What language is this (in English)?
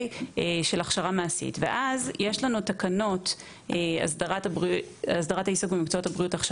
Hebrew